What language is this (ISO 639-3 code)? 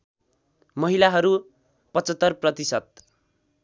nep